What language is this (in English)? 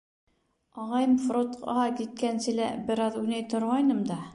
Bashkir